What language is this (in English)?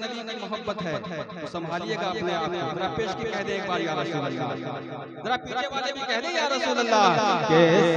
Arabic